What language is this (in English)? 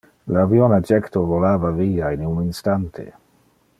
Interlingua